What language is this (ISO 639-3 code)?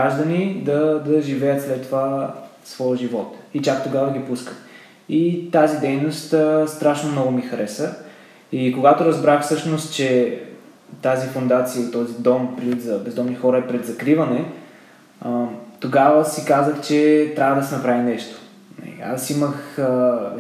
bul